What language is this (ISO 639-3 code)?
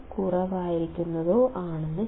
mal